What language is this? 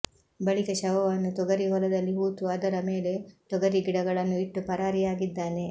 Kannada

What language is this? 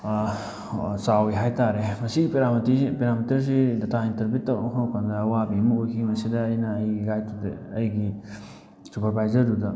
Manipuri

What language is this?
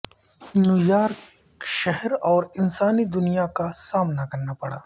Urdu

